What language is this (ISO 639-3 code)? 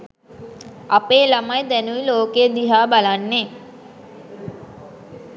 sin